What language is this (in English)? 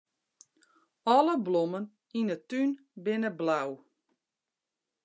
Western Frisian